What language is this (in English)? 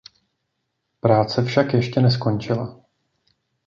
Czech